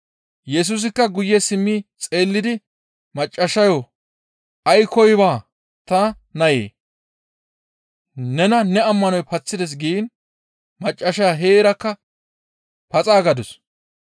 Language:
Gamo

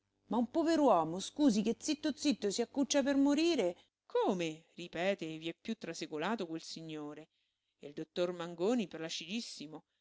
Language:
Italian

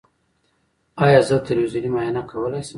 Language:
Pashto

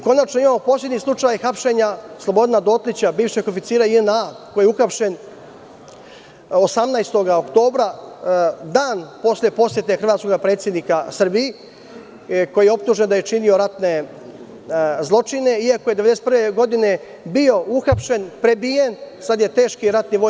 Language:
Serbian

